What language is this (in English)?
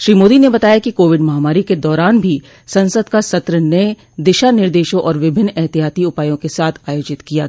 Hindi